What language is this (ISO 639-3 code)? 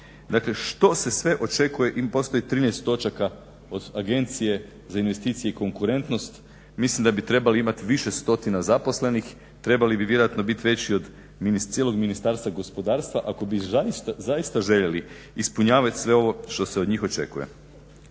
hrv